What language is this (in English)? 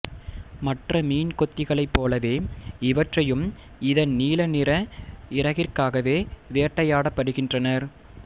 Tamil